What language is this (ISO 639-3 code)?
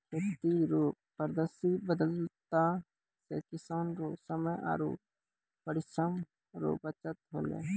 mai